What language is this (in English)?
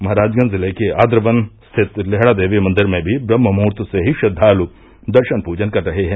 Hindi